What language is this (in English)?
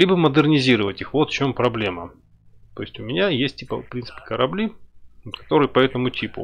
Russian